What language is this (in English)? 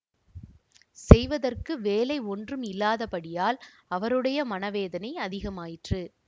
Tamil